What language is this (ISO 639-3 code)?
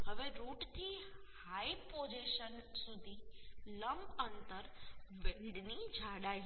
guj